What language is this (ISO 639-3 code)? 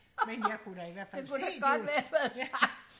dan